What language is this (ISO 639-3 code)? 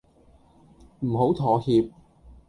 yue